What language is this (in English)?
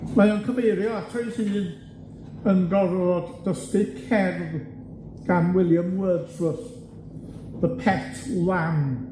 Welsh